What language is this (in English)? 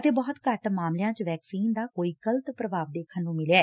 Punjabi